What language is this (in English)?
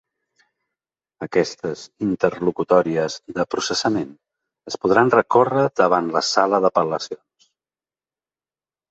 Catalan